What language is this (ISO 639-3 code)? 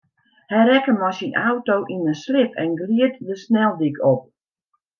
fry